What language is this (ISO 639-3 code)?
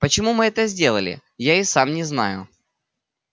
rus